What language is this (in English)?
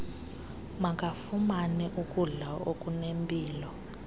Xhosa